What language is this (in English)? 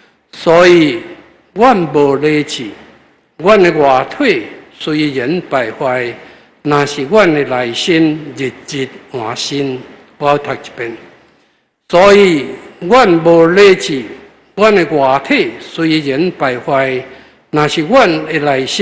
Chinese